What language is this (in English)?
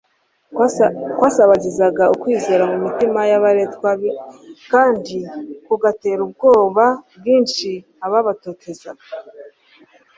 Kinyarwanda